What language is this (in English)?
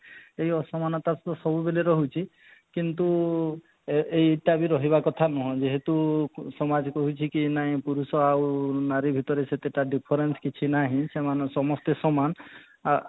Odia